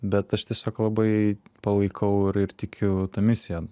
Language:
Lithuanian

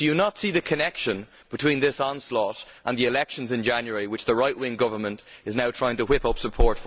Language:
English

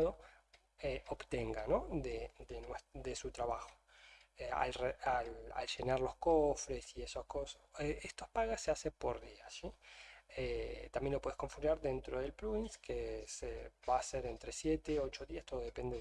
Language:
Spanish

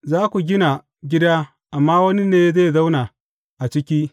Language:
Hausa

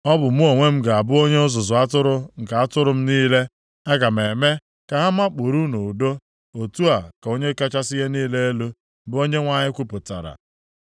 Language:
Igbo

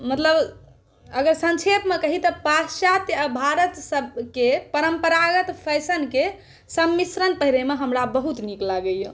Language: Maithili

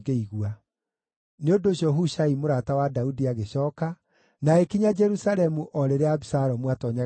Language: Kikuyu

